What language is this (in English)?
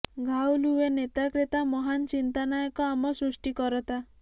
Odia